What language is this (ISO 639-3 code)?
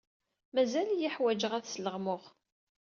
kab